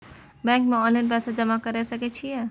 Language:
Maithili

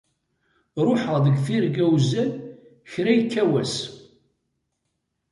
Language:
Kabyle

